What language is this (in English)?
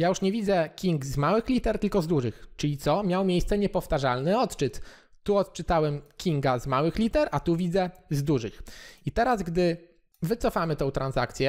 Polish